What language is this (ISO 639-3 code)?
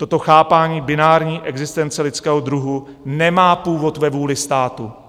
ces